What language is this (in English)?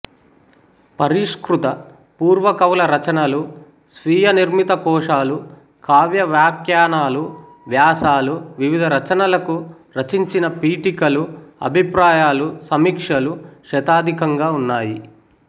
Telugu